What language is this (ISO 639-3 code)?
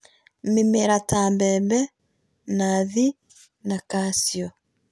kik